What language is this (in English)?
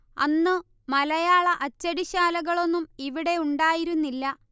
Malayalam